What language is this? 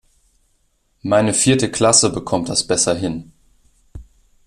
German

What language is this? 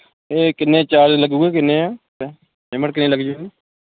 Punjabi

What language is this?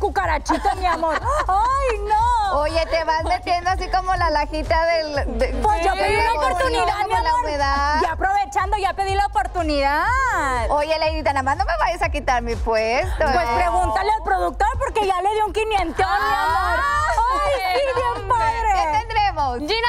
Spanish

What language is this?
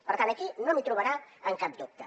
Catalan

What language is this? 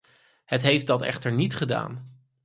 Dutch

